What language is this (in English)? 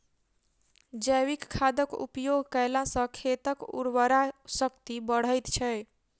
Maithili